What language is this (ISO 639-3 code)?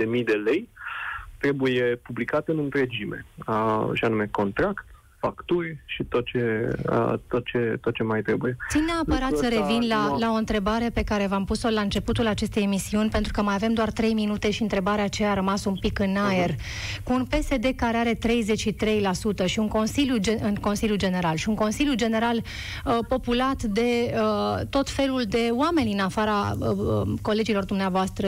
ron